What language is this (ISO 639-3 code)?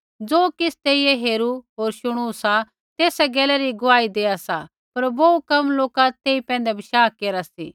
kfx